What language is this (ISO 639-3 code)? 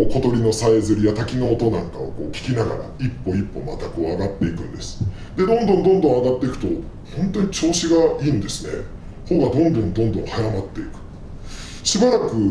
jpn